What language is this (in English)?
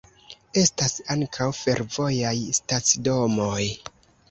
Esperanto